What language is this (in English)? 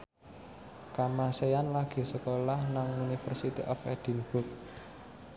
Javanese